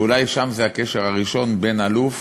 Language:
Hebrew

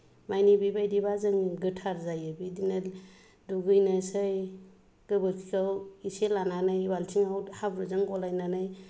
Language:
Bodo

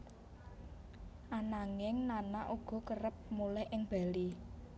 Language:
Javanese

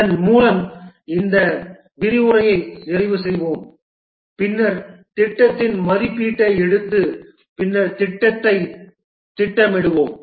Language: Tamil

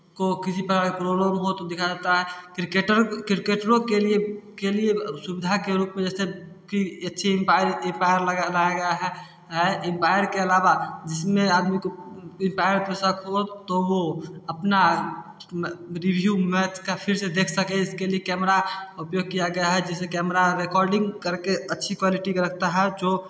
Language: Hindi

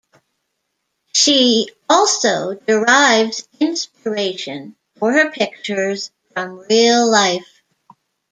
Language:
English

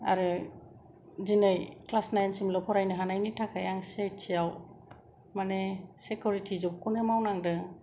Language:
Bodo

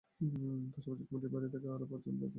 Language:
Bangla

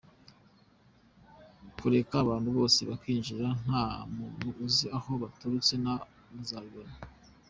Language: Kinyarwanda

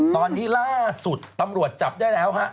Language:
Thai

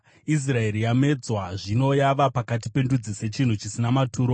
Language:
Shona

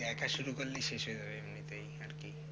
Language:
Bangla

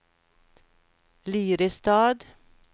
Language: Swedish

